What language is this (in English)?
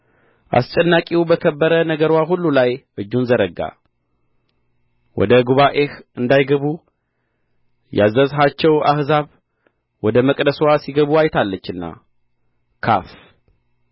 Amharic